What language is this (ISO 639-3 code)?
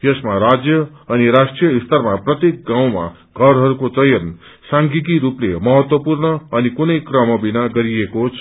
nep